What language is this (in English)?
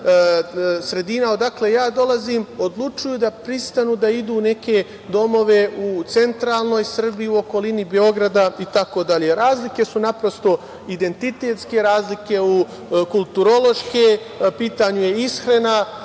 Serbian